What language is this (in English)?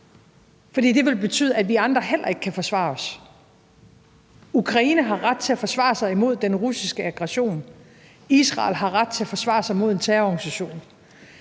Danish